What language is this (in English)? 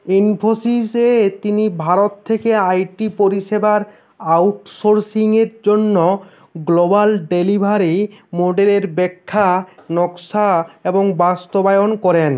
Bangla